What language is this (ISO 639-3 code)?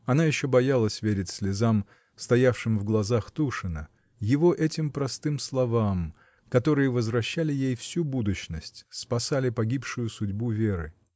rus